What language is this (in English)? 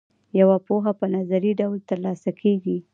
Pashto